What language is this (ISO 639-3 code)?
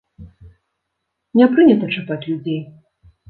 bel